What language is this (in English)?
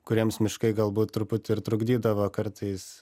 Lithuanian